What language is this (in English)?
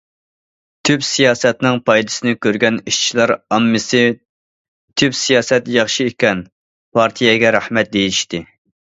Uyghur